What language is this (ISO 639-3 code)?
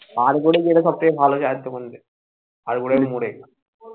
ben